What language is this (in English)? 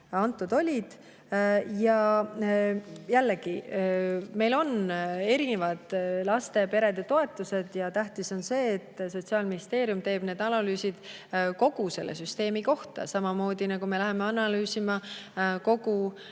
Estonian